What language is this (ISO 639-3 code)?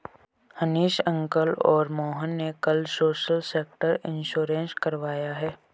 hin